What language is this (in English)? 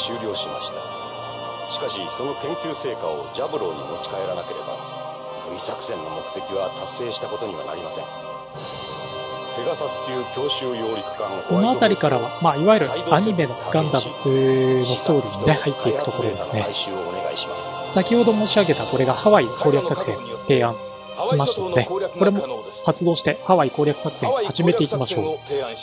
Japanese